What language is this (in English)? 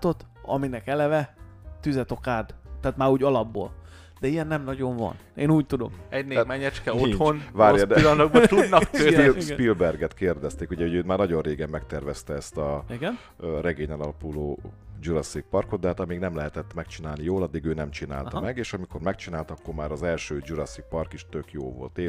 Hungarian